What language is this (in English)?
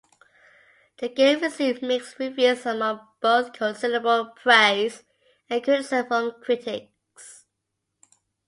English